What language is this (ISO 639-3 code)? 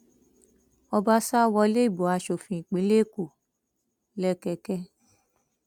yor